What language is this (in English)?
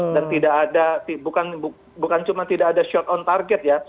Indonesian